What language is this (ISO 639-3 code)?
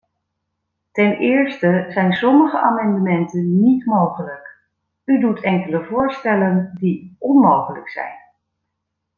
nld